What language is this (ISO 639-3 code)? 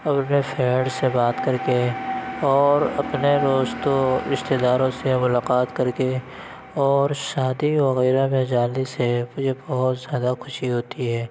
urd